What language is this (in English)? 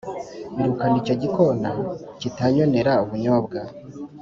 Kinyarwanda